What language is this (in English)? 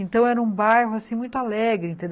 Portuguese